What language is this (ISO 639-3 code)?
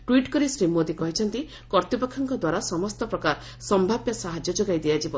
ori